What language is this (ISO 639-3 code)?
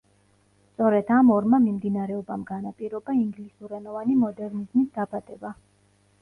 kat